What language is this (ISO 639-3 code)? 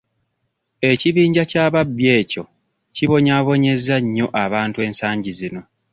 lug